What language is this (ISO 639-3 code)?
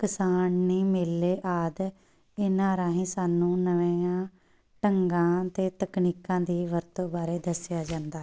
pan